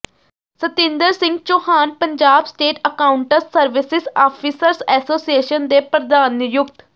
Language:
Punjabi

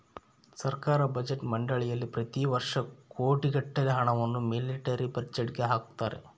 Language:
Kannada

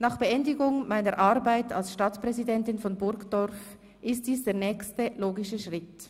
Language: Swiss German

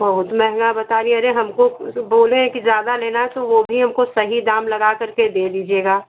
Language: Hindi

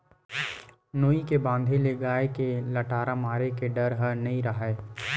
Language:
Chhattisgarhi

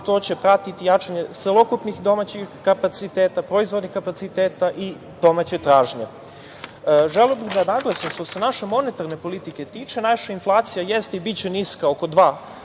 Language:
Serbian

